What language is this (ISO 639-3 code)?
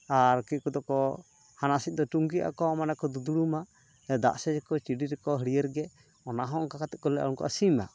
sat